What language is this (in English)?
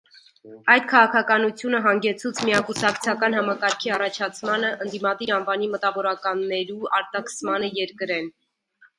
Armenian